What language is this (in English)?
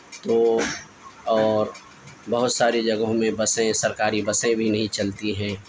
Urdu